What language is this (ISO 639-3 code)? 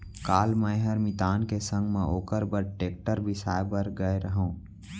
hne